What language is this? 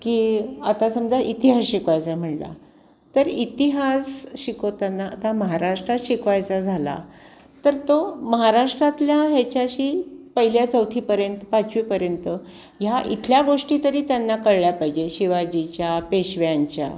Marathi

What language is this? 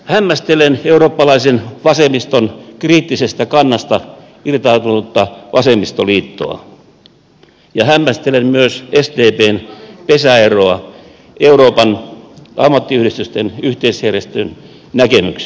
Finnish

